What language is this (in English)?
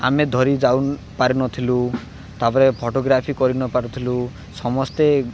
Odia